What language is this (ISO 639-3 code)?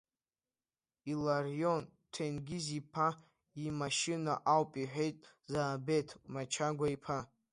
abk